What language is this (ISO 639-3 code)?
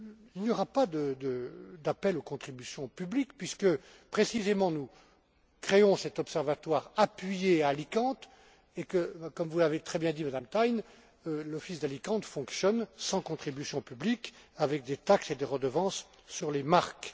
fra